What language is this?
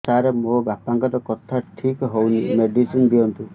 Odia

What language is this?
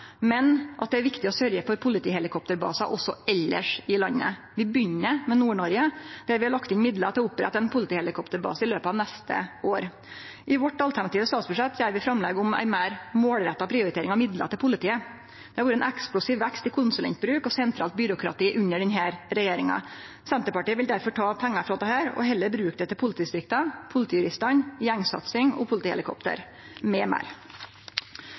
Norwegian Nynorsk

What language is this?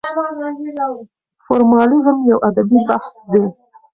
Pashto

